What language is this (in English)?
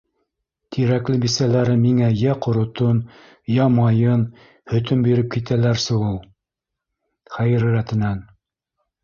Bashkir